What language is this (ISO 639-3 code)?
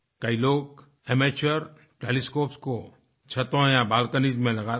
hin